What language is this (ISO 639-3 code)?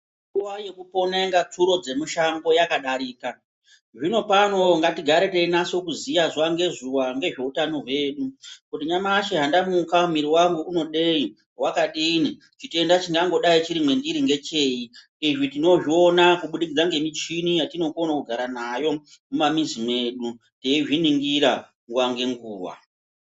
ndc